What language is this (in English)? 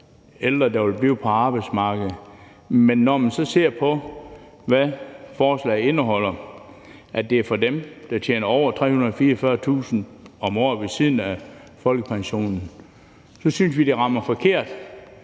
Danish